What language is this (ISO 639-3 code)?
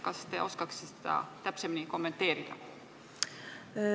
est